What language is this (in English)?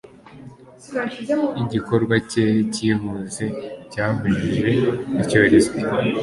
Kinyarwanda